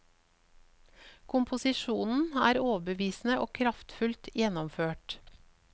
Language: Norwegian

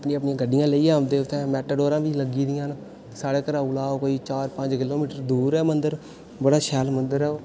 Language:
Dogri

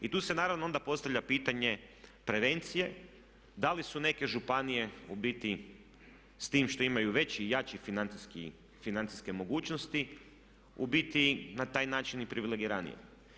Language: Croatian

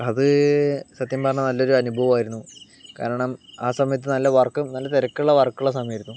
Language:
Malayalam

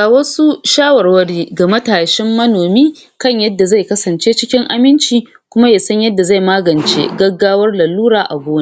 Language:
Hausa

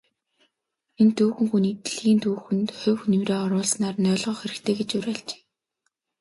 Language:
Mongolian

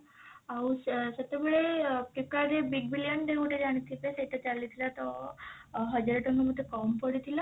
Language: Odia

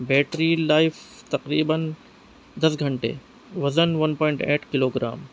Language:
Urdu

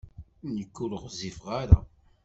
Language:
Kabyle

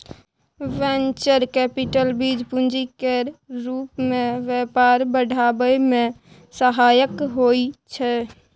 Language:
Maithili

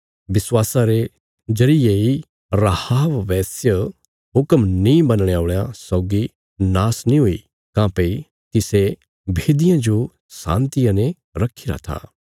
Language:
Bilaspuri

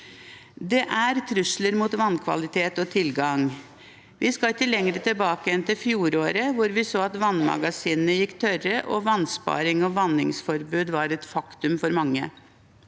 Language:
Norwegian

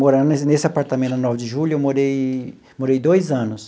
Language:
Portuguese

